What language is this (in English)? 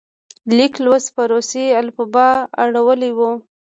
Pashto